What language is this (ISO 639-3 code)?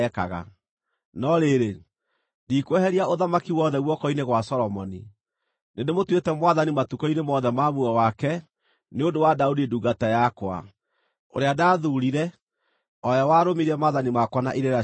kik